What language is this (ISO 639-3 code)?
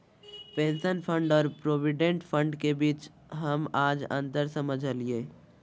mag